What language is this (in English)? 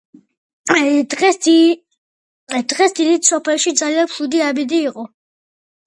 Georgian